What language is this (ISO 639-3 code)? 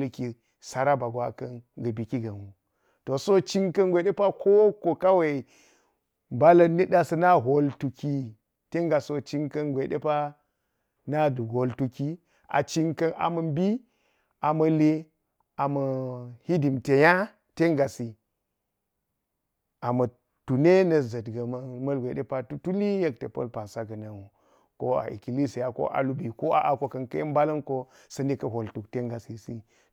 gyz